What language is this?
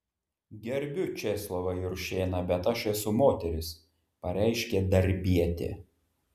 Lithuanian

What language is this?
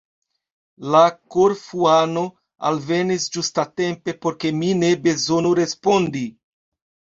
Esperanto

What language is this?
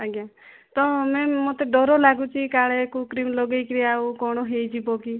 Odia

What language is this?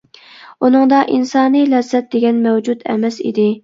Uyghur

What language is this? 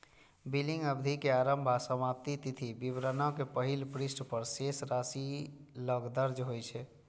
Maithili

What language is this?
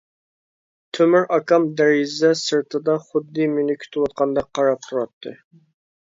Uyghur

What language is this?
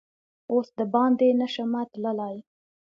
Pashto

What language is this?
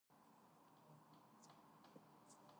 Georgian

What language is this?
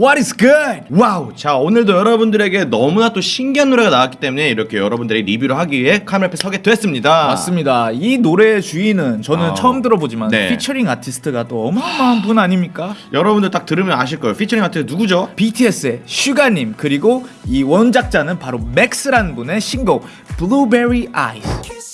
Korean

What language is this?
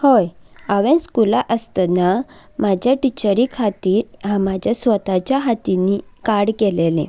Konkani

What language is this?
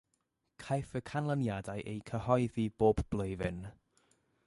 Welsh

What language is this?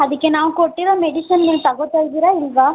Kannada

